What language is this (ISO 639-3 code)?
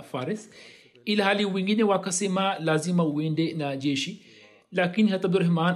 swa